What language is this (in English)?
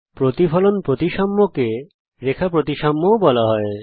Bangla